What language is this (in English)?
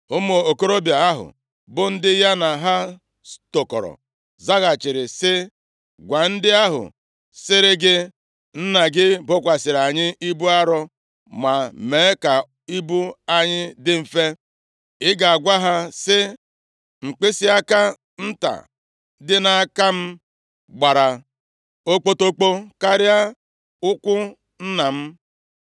Igbo